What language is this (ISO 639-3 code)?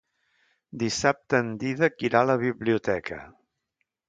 cat